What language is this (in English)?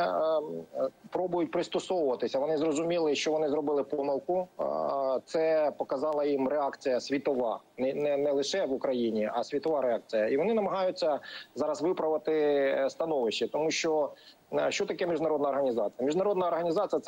Ukrainian